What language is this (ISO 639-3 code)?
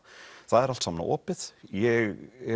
isl